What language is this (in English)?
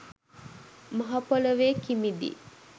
Sinhala